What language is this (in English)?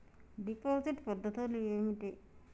Telugu